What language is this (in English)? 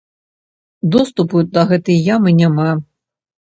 Belarusian